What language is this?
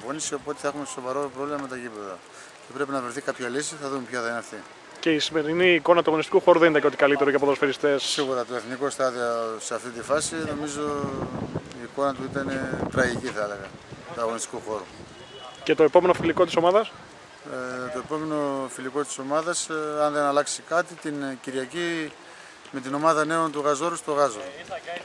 Greek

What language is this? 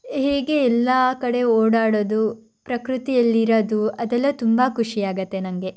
Kannada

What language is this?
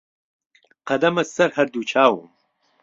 Central Kurdish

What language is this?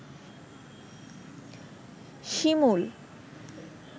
Bangla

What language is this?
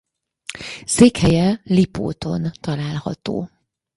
Hungarian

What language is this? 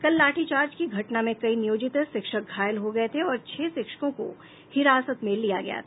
Hindi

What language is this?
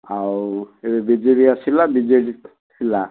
Odia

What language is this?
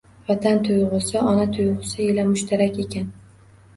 Uzbek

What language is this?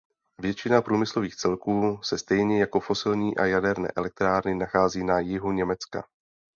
Czech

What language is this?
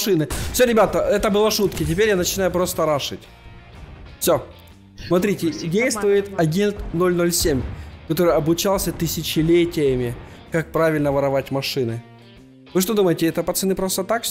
Russian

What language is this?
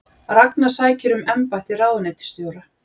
Icelandic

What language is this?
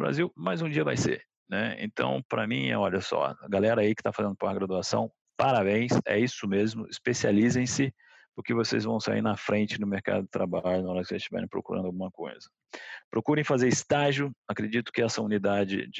Portuguese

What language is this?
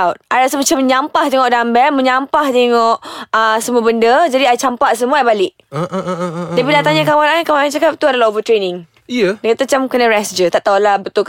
Malay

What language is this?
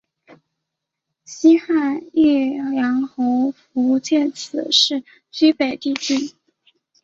Chinese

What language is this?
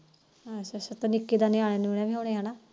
Punjabi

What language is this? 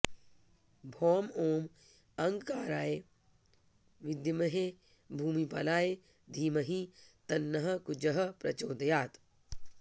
Sanskrit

